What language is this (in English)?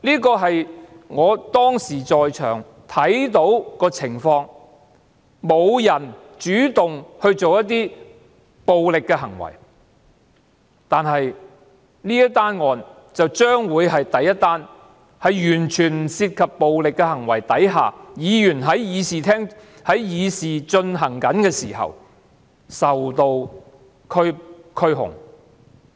Cantonese